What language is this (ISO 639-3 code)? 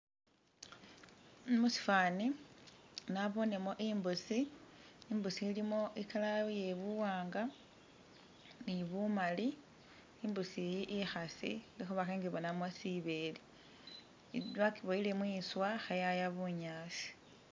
myx